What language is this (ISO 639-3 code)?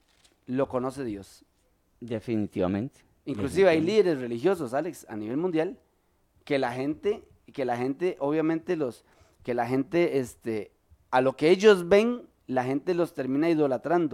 spa